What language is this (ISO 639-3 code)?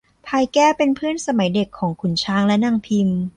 tha